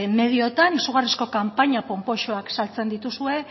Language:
Basque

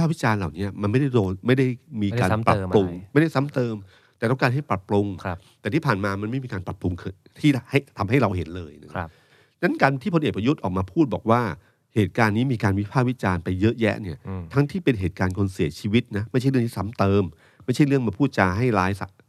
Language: Thai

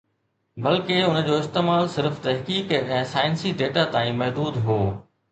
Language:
Sindhi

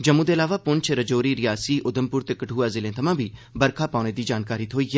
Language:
Dogri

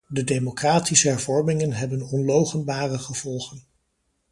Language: Dutch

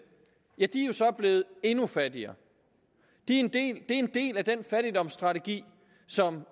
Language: Danish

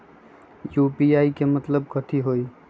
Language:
Magahi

